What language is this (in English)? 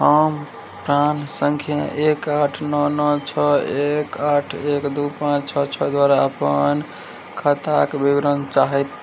Maithili